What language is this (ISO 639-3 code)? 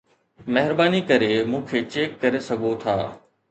snd